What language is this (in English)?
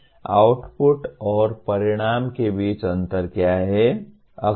Hindi